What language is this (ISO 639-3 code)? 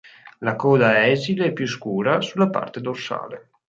ita